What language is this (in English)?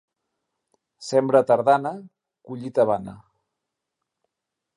Catalan